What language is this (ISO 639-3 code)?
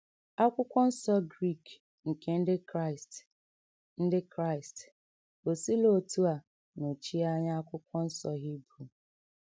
ibo